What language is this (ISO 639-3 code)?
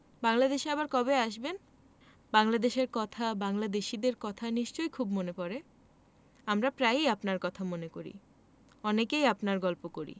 ben